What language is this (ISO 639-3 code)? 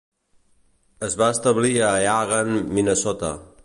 cat